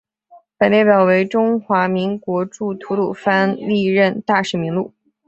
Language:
Chinese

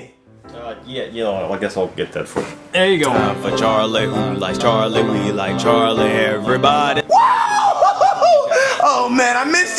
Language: English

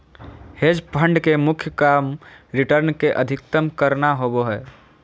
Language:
Magahi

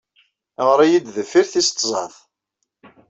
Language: Kabyle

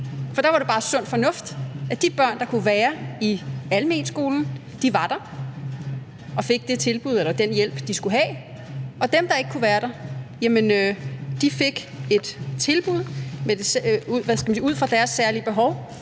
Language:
Danish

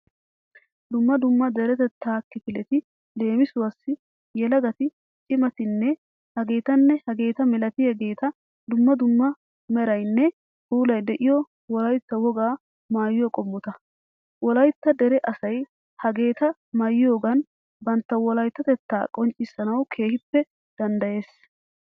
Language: Wolaytta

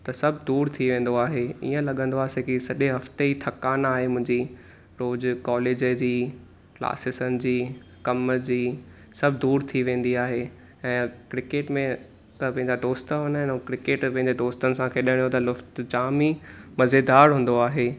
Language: Sindhi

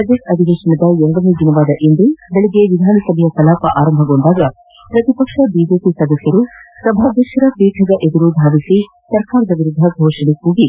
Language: Kannada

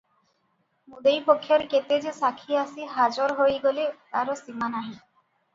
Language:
Odia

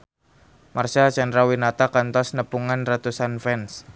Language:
Sundanese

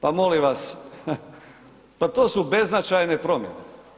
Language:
Croatian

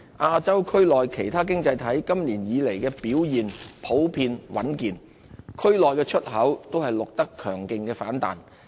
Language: Cantonese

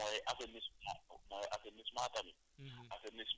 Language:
Wolof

